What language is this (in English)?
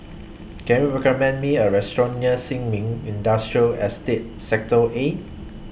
English